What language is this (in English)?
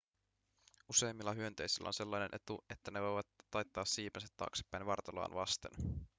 Finnish